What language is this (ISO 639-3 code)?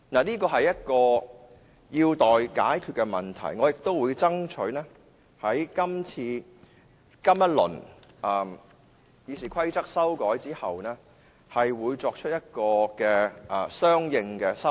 yue